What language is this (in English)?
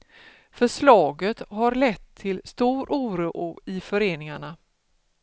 Swedish